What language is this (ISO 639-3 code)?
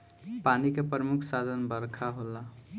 bho